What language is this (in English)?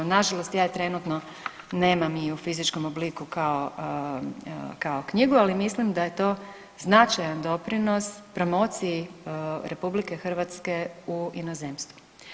Croatian